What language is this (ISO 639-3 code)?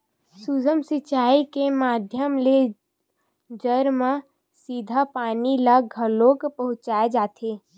hne